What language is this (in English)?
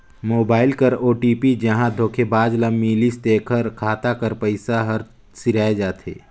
Chhattisgarhi